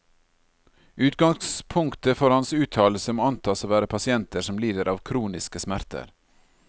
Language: Norwegian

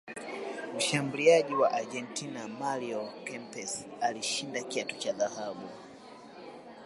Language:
Swahili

